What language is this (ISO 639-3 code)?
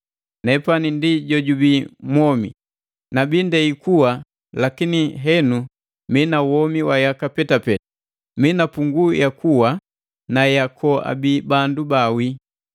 mgv